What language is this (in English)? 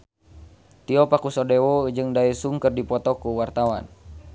Sundanese